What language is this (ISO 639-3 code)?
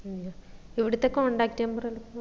mal